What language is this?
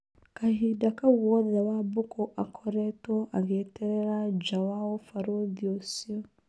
Kikuyu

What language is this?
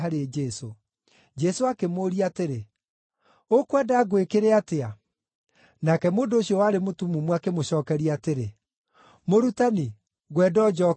Kikuyu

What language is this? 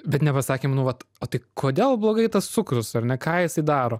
Lithuanian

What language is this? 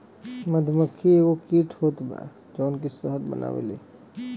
Bhojpuri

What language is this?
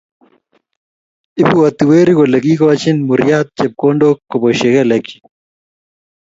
Kalenjin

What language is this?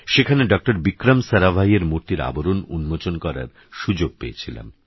Bangla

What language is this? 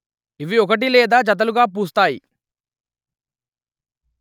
Telugu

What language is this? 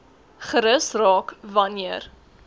Afrikaans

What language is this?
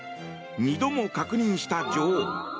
Japanese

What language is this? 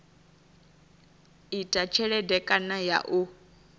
Venda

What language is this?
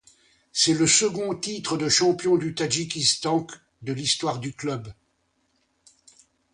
French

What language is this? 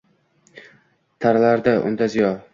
Uzbek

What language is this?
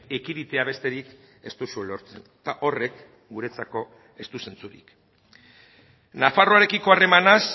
Basque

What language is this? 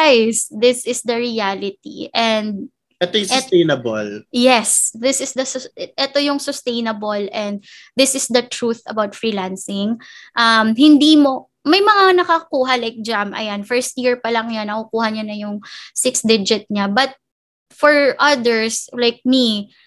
Filipino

